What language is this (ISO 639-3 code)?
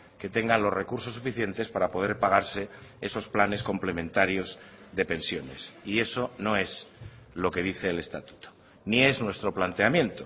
spa